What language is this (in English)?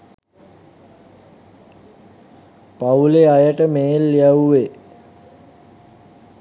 Sinhala